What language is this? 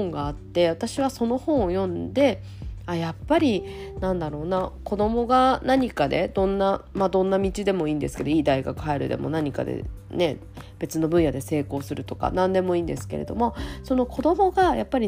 Japanese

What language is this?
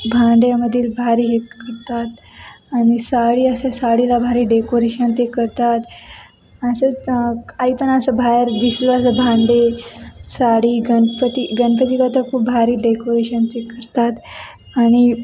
Marathi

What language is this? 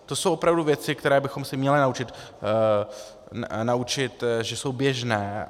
Czech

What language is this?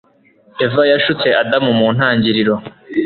Kinyarwanda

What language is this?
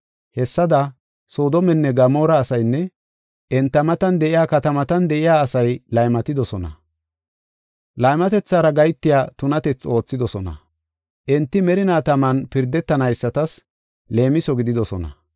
Gofa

